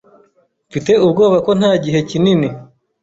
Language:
Kinyarwanda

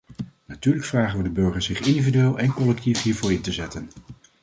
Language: Dutch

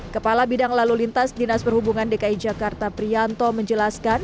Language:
Indonesian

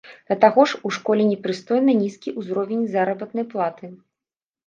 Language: Belarusian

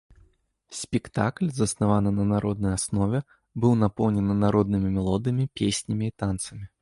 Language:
Belarusian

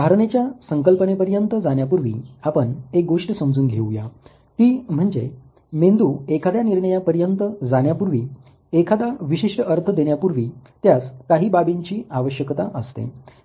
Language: Marathi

